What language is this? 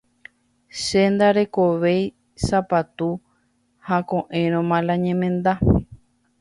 Guarani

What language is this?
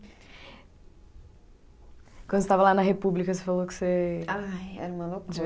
Portuguese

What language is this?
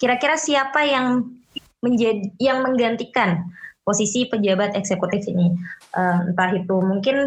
Indonesian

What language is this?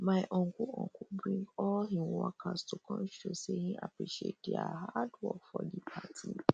Nigerian Pidgin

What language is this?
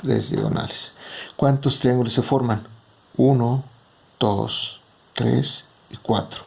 Spanish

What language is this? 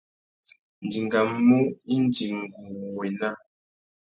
Tuki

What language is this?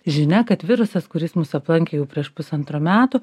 Lithuanian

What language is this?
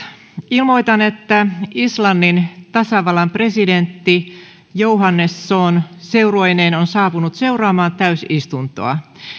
Finnish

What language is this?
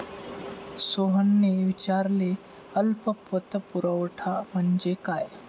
Marathi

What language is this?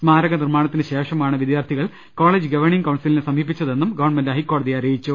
Malayalam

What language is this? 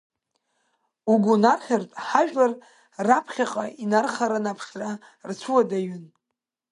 Abkhazian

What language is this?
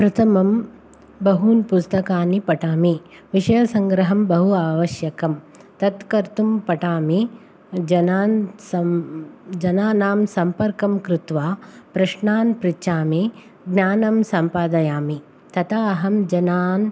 Sanskrit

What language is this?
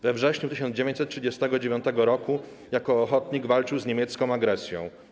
Polish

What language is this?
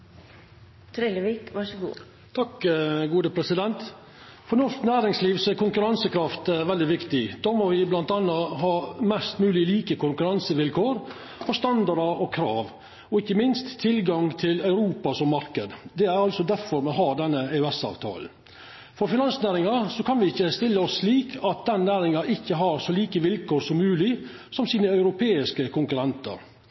Norwegian Nynorsk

